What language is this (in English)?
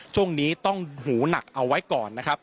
Thai